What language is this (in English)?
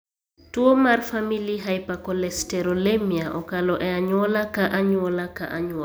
Luo (Kenya and Tanzania)